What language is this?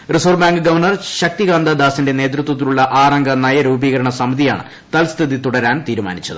Malayalam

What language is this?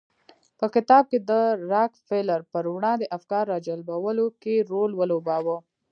Pashto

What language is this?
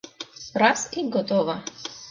Mari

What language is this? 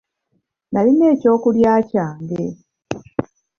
Ganda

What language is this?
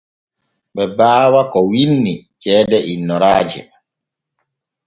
Borgu Fulfulde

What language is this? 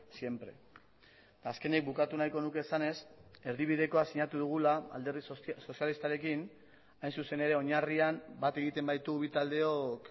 Basque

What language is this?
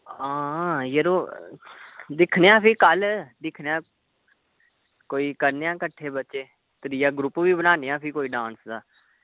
Dogri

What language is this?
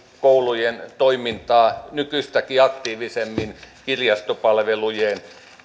Finnish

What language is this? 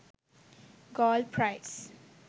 Sinhala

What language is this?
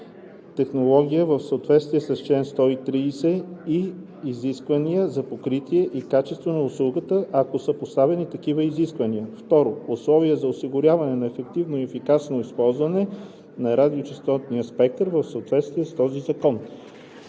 Bulgarian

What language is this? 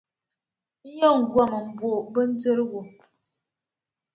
Dagbani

